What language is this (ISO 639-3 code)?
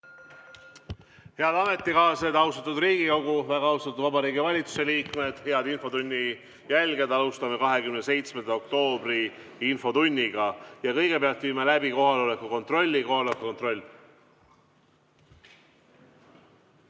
est